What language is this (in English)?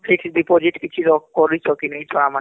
Odia